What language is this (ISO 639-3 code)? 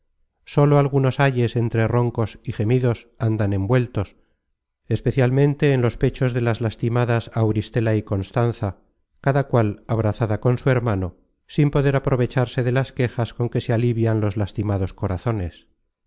spa